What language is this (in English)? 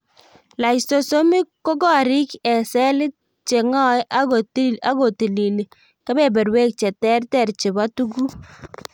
Kalenjin